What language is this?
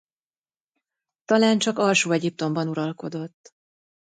Hungarian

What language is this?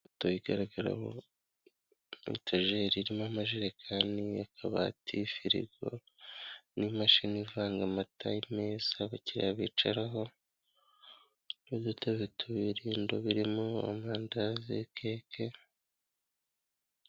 Kinyarwanda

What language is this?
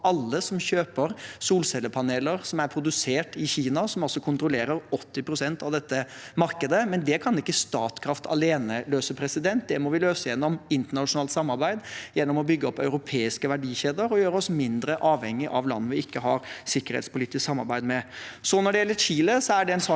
Norwegian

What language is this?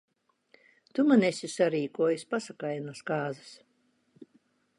Latvian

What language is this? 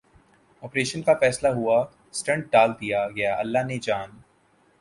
Urdu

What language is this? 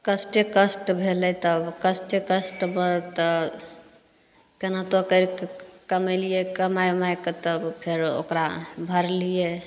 Maithili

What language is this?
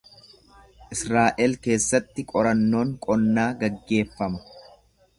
Oromo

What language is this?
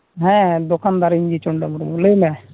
Santali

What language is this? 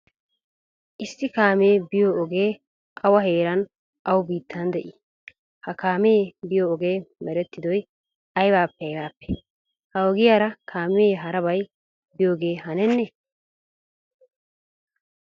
Wolaytta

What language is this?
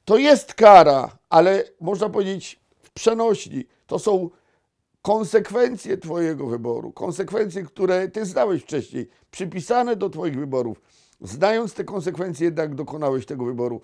Polish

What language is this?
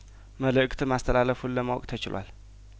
Amharic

